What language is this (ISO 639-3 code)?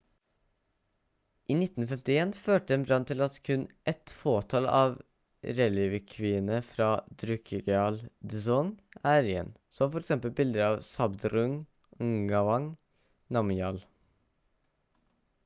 nob